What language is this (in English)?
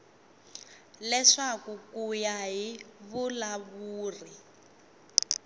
Tsonga